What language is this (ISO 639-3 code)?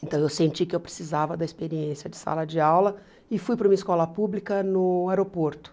por